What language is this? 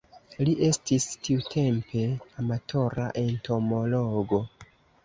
Esperanto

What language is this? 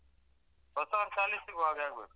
Kannada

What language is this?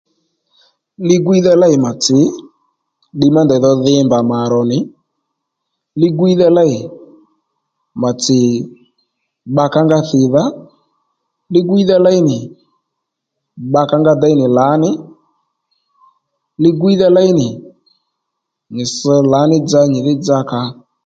Lendu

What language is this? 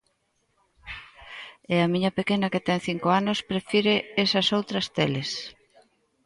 Galician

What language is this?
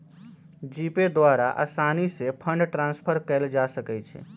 Magahi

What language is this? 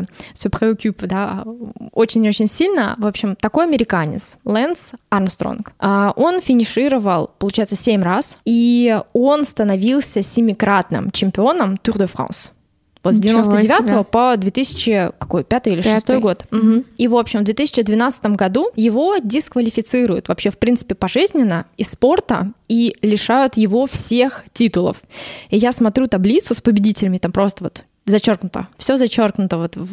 Russian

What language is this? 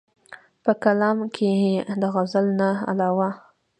Pashto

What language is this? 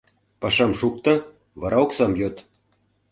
Mari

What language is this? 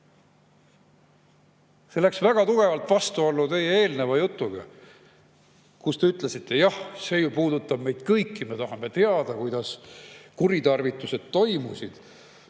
Estonian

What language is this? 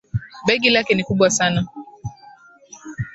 Swahili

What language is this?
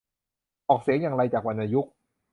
Thai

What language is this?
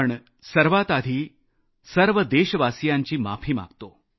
Marathi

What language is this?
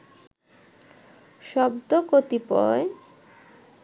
Bangla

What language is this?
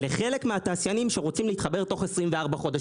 Hebrew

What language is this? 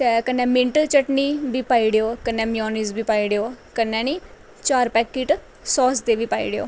Dogri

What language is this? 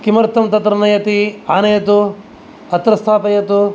Sanskrit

